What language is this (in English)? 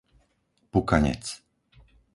Slovak